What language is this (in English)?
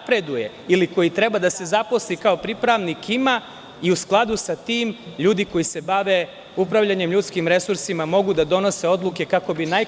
Serbian